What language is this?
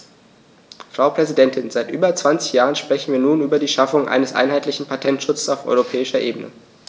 German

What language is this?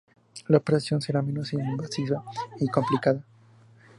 Spanish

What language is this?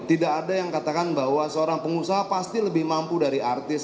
Indonesian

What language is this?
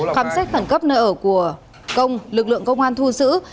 Vietnamese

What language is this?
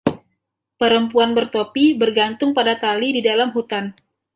Indonesian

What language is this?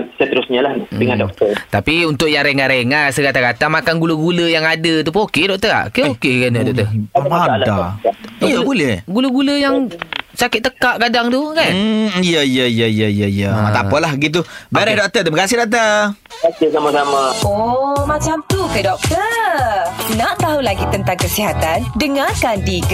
Malay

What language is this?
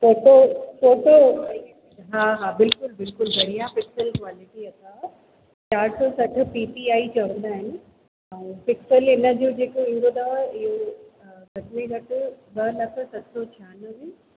Sindhi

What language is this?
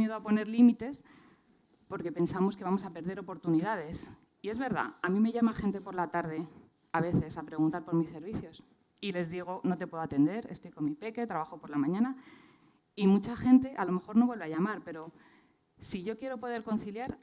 Spanish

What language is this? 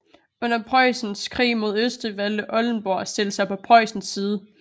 Danish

